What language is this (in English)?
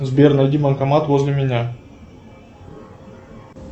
Russian